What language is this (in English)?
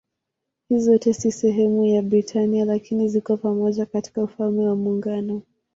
Swahili